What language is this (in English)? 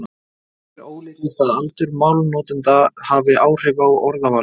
Icelandic